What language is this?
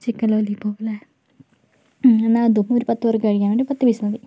Malayalam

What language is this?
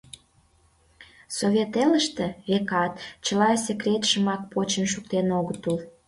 Mari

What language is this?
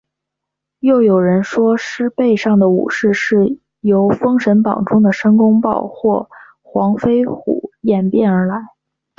Chinese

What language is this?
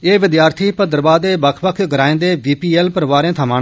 Dogri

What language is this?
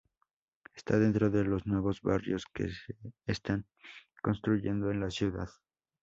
Spanish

